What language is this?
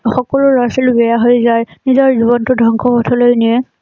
Assamese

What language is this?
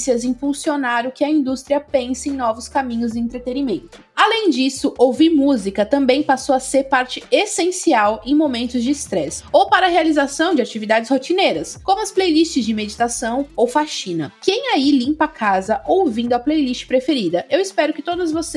Portuguese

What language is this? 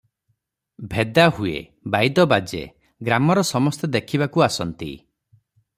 Odia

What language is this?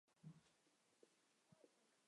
Chinese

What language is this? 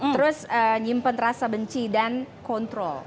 Indonesian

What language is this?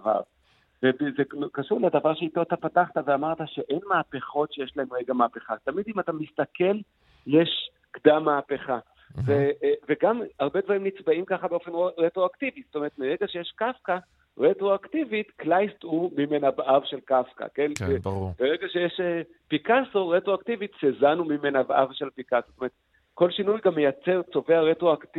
Hebrew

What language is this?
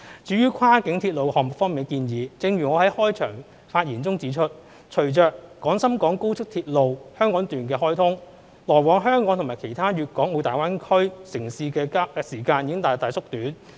Cantonese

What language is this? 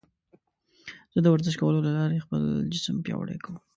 Pashto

